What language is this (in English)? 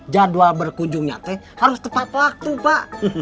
Indonesian